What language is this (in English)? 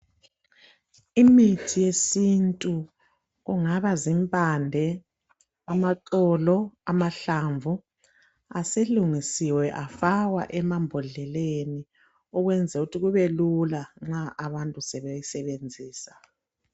North Ndebele